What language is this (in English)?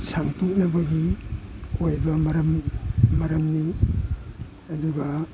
Manipuri